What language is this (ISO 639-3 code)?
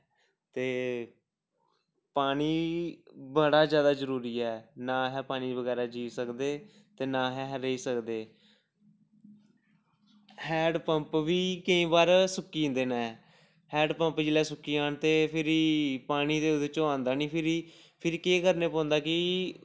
doi